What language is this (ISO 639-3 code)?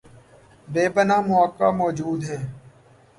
urd